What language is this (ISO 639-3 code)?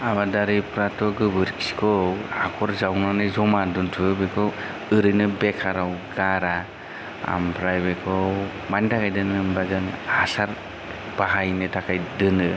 brx